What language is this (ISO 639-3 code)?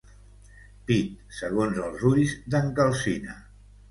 cat